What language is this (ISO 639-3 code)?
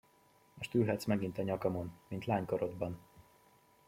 hun